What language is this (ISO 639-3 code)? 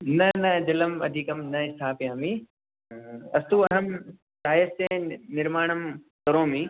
san